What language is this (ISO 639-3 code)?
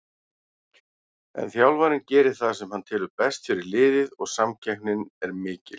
isl